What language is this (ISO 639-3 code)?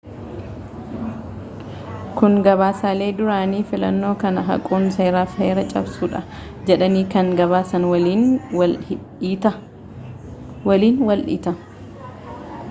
orm